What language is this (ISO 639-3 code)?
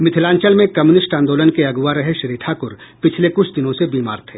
hin